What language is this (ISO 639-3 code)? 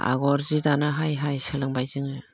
brx